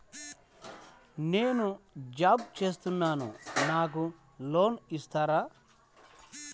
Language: Telugu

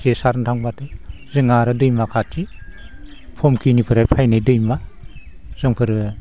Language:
Bodo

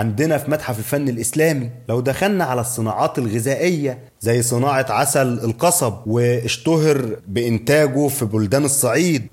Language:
Arabic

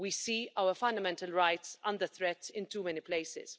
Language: English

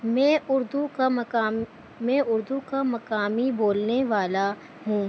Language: Urdu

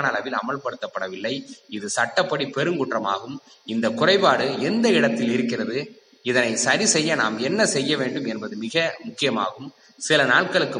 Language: Tamil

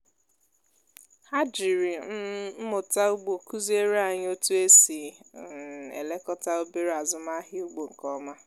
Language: Igbo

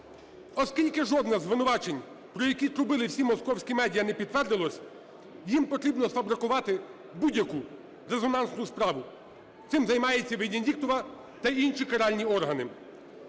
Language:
Ukrainian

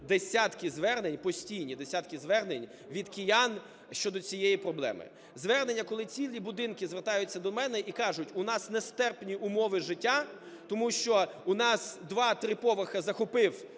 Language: Ukrainian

